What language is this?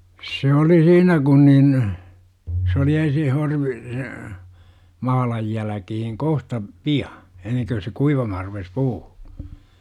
Finnish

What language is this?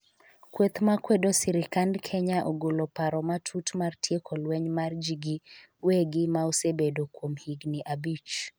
Luo (Kenya and Tanzania)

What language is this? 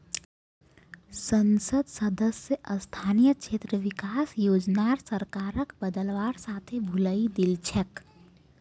Magahi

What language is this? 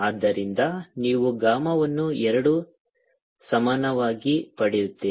Kannada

